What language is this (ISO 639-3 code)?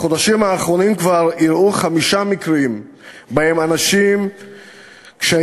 heb